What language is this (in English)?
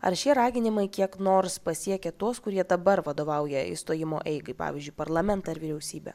Lithuanian